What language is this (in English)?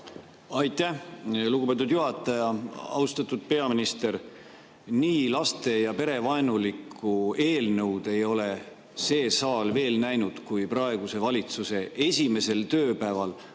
Estonian